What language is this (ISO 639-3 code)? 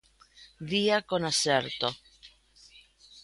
glg